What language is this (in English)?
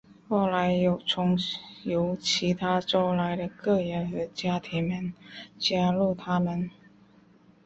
Chinese